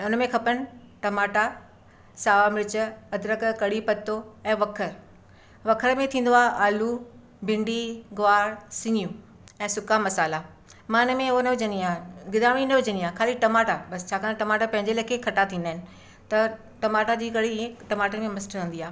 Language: Sindhi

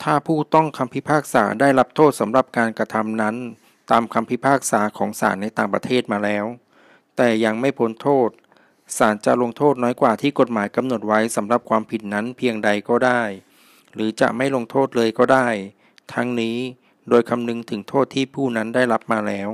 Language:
Thai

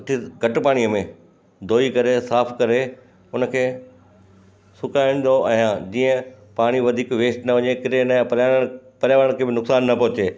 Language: Sindhi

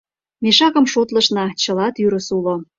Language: Mari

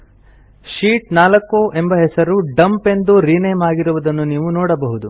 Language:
Kannada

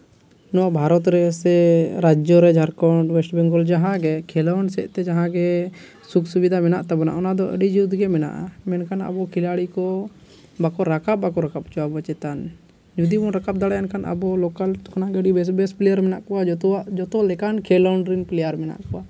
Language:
Santali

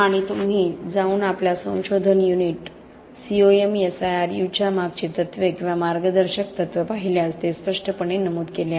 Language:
Marathi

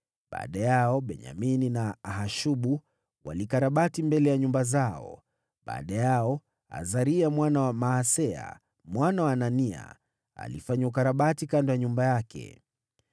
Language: Swahili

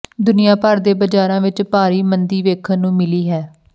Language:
Punjabi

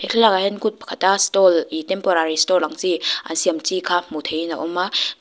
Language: Mizo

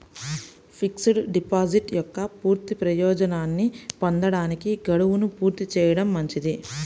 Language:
Telugu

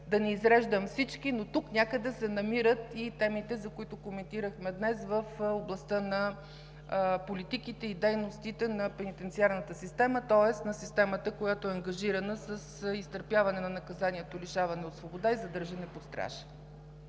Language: Bulgarian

